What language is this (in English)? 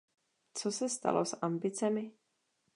Czech